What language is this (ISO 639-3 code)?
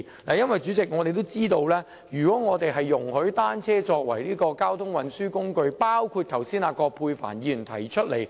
yue